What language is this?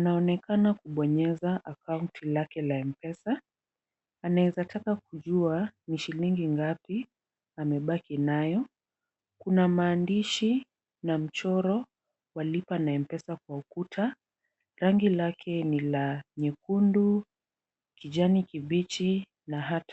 Swahili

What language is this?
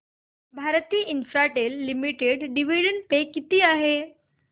Marathi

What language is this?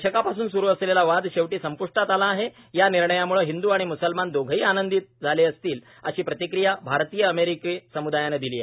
Marathi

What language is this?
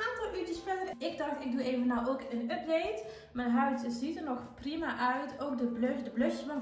Dutch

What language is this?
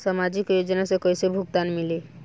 Bhojpuri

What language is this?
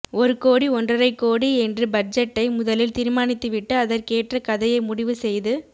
Tamil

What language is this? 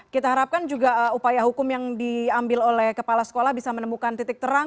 Indonesian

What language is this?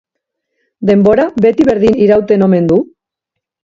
Basque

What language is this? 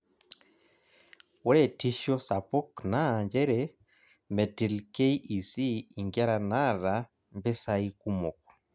Masai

